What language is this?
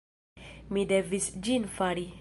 Esperanto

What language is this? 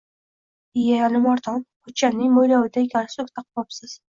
Uzbek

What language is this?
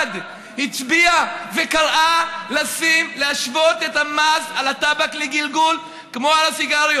Hebrew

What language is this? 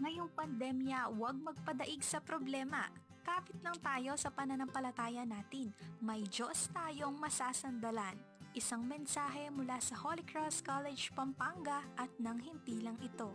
Filipino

